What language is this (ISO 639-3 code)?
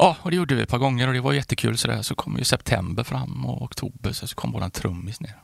swe